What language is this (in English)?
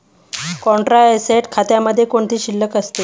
Marathi